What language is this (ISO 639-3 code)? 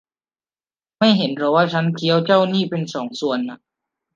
tha